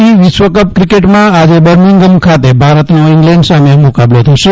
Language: Gujarati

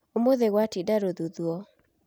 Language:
Kikuyu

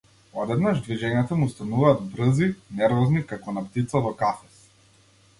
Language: Macedonian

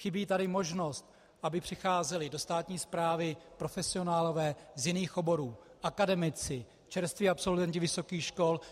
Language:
Czech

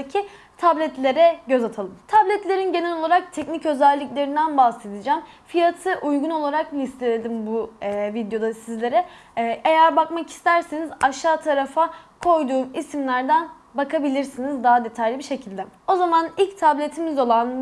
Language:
Turkish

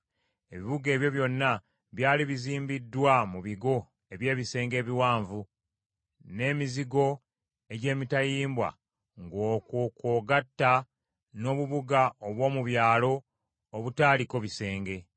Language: Ganda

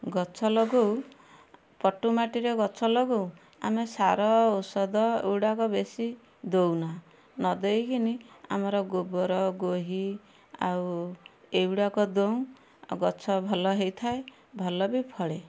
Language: Odia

